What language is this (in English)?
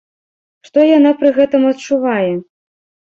Belarusian